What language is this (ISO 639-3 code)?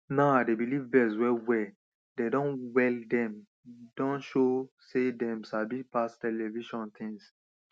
pcm